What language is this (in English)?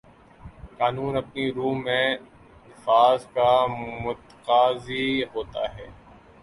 Urdu